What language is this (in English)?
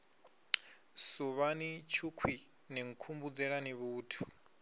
Venda